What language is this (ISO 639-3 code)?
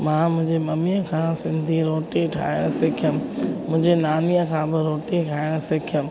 snd